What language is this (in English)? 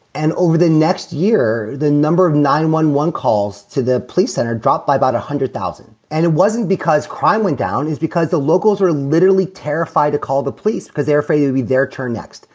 English